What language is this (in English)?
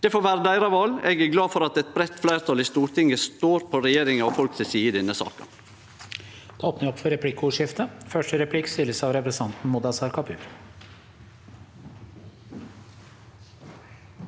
Norwegian